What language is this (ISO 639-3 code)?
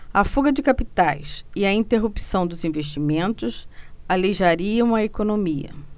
por